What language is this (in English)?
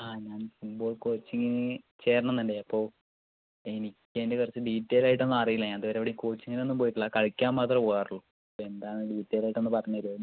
Malayalam